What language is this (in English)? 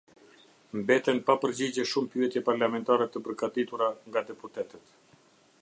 Albanian